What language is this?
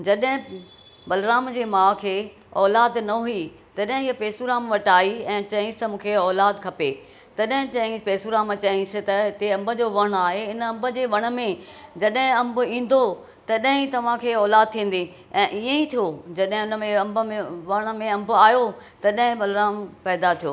Sindhi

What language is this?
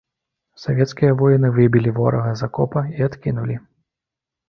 Belarusian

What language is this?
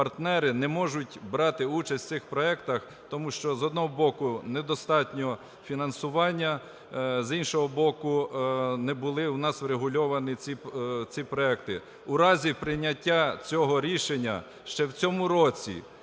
Ukrainian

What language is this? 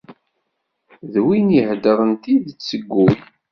Kabyle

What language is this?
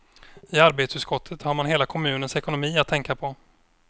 Swedish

